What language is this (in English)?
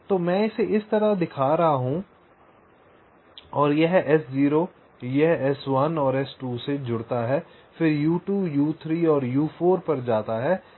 Hindi